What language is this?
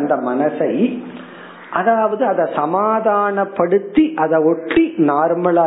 Tamil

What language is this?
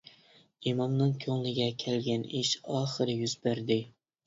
Uyghur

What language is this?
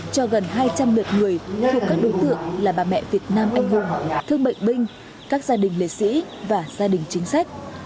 Vietnamese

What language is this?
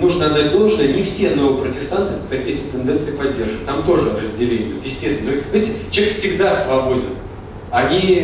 Russian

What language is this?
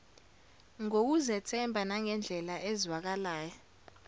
Zulu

